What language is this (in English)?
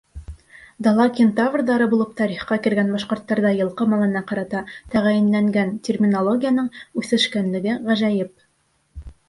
Bashkir